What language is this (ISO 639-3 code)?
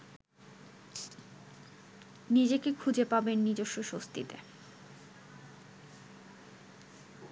ben